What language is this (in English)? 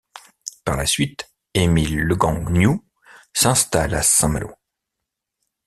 French